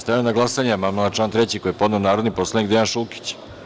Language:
Serbian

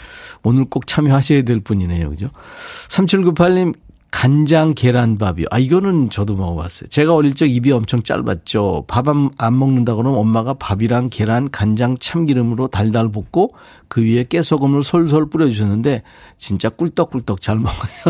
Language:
Korean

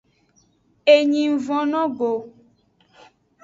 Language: Aja (Benin)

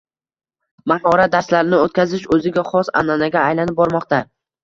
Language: Uzbek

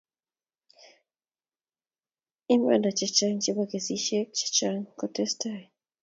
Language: Kalenjin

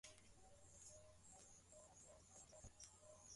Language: Swahili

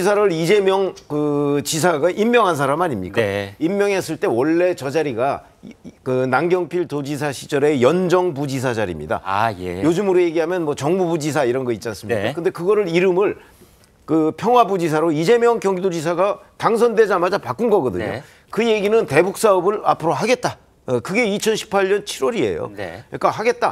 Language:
Korean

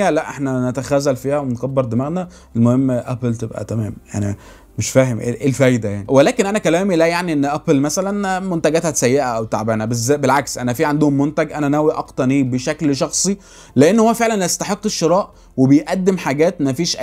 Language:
Arabic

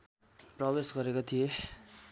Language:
Nepali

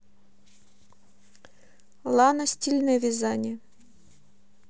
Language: Russian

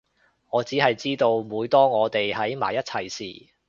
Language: Cantonese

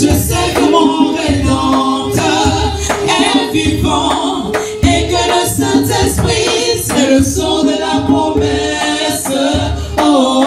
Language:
Arabic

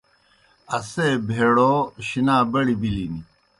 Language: Kohistani Shina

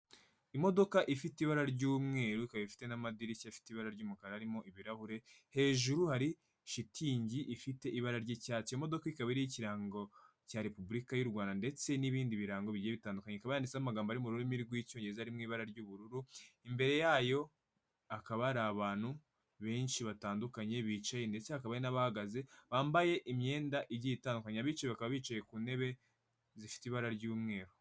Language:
Kinyarwanda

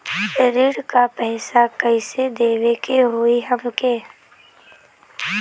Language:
Bhojpuri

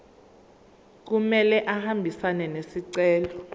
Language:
Zulu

